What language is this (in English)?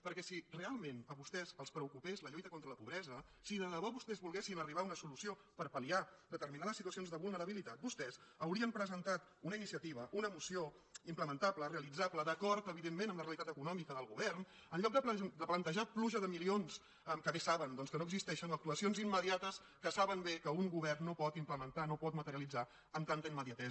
Catalan